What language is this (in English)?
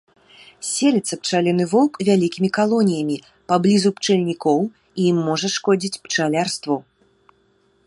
Belarusian